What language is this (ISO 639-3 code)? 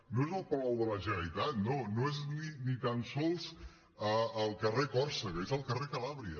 cat